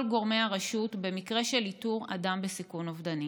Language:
Hebrew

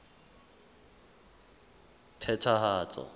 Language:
Southern Sotho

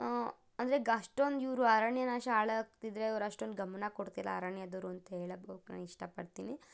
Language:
Kannada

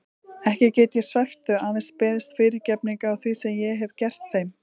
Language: Icelandic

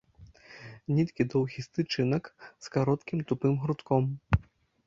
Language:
Belarusian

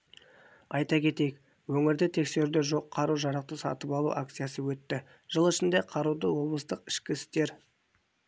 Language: Kazakh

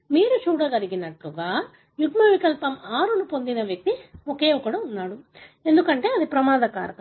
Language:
Telugu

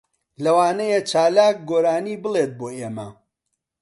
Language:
Central Kurdish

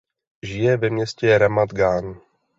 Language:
Czech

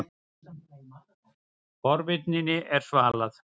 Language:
Icelandic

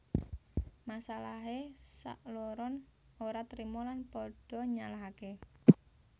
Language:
Javanese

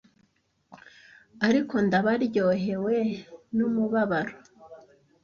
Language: Kinyarwanda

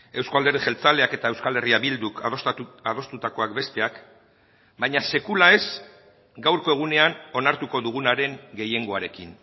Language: Basque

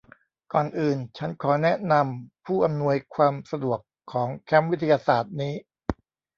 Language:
Thai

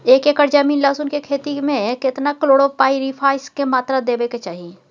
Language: Maithili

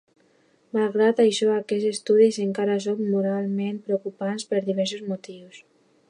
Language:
Catalan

